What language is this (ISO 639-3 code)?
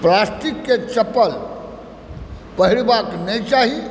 mai